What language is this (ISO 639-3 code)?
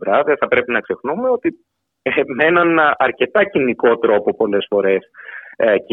ell